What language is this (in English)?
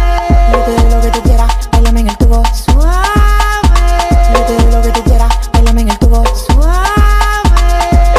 Spanish